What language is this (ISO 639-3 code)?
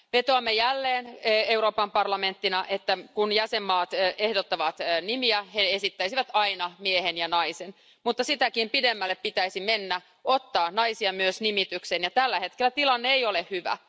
fin